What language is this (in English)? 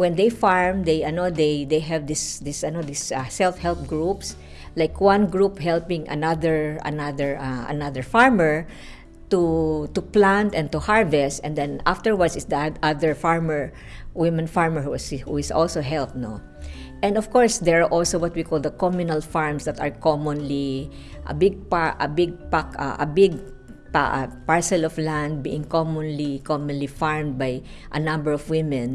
English